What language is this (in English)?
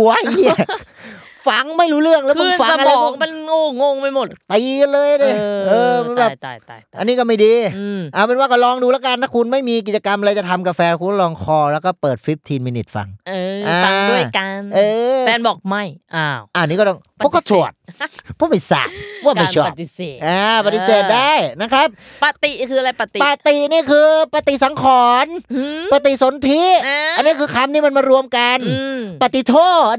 Thai